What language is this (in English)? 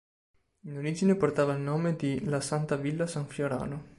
Italian